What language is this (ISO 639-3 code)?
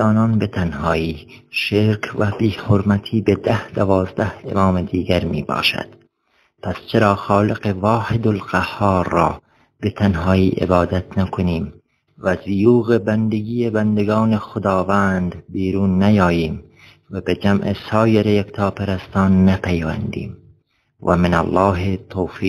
fas